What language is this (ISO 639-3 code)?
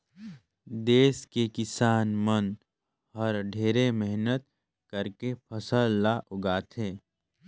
hne